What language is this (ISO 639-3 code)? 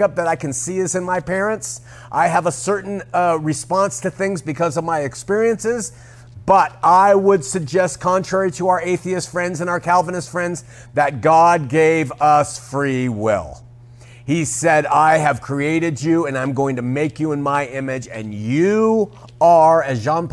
eng